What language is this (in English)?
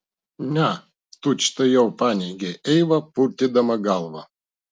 Lithuanian